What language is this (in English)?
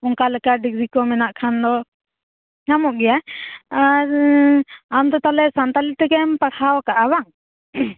Santali